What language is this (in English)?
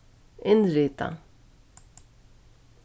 Faroese